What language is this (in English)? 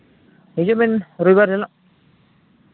Santali